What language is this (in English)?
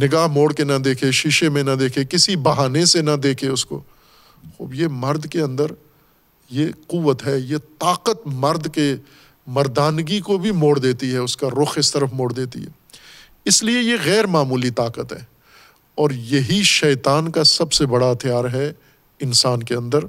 Urdu